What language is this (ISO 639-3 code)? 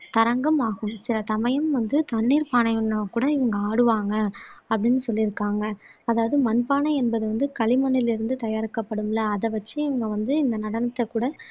tam